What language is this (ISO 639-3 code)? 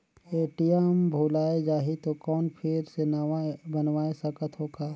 hne